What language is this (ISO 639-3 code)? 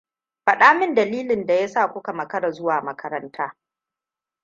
hau